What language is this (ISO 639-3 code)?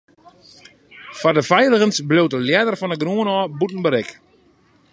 fry